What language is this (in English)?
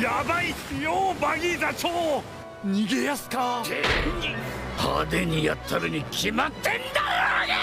Japanese